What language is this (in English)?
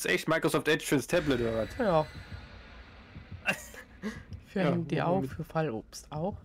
German